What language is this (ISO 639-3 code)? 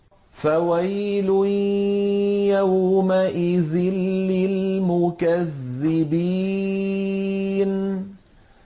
ara